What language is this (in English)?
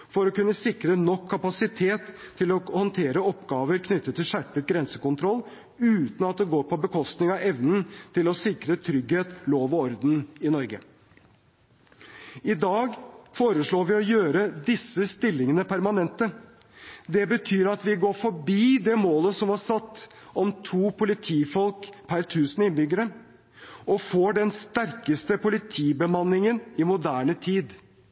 Norwegian Bokmål